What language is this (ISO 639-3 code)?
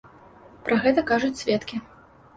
bel